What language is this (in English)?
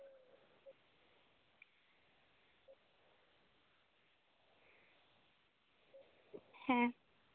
Santali